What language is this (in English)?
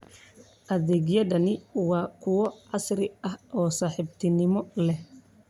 Somali